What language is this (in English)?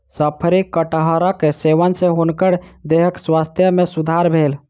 Maithili